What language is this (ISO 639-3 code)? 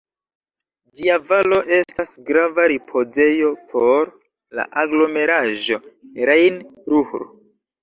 epo